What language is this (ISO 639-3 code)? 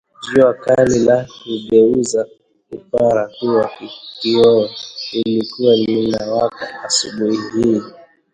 swa